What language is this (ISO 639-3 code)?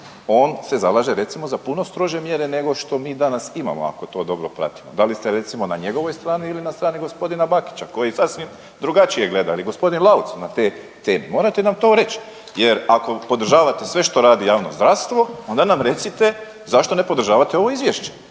hrv